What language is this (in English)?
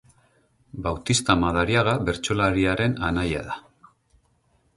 Basque